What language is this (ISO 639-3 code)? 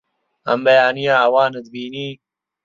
ckb